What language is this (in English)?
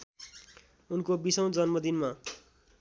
Nepali